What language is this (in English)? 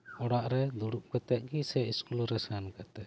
Santali